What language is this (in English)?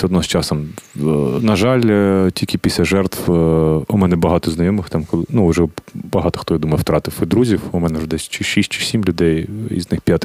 Ukrainian